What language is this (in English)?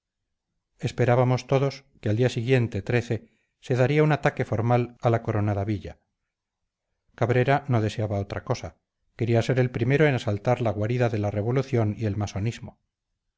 Spanish